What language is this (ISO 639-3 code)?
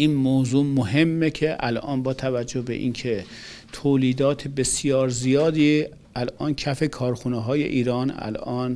fas